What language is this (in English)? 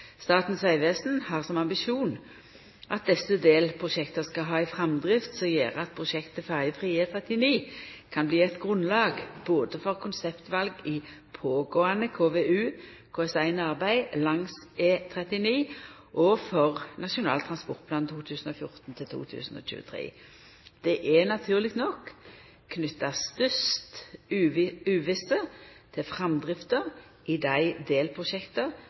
Norwegian Nynorsk